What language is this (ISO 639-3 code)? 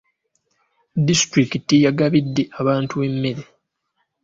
lug